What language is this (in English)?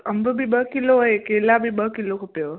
Sindhi